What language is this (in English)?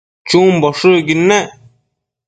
Matsés